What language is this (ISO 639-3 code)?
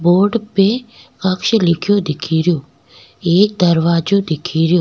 raj